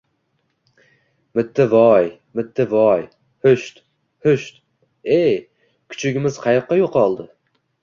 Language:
Uzbek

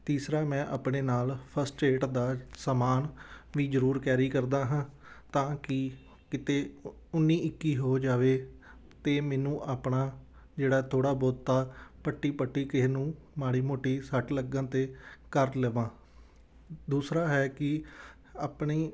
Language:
Punjabi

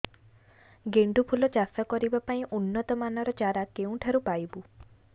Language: Odia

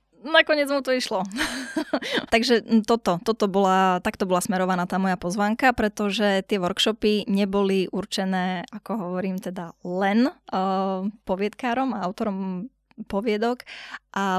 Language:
Slovak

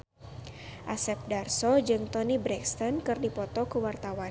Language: Sundanese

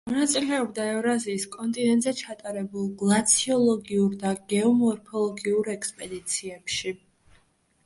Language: Georgian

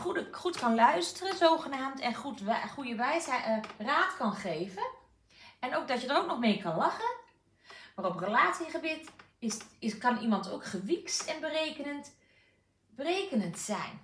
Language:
Dutch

